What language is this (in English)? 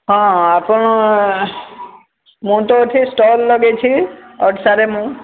Odia